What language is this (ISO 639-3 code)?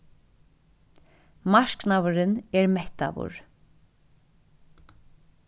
fao